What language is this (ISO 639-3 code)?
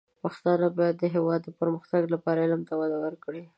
pus